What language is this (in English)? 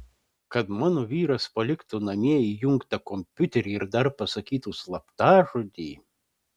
Lithuanian